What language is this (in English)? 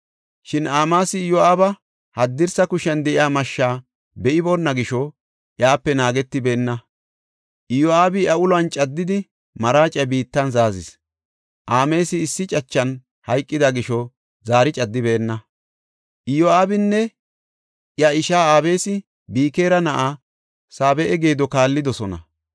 Gofa